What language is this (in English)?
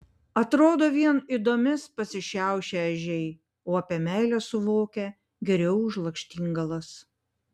Lithuanian